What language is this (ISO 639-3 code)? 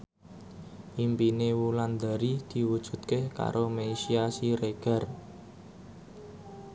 jav